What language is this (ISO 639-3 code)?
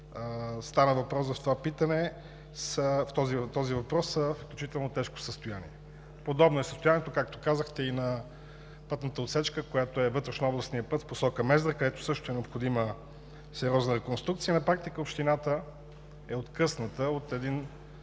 bul